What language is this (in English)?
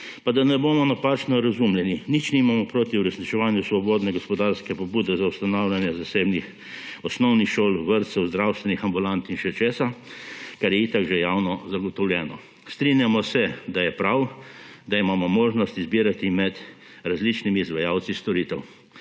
Slovenian